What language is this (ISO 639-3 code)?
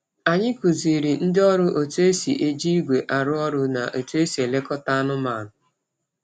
ibo